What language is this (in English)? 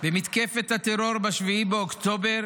Hebrew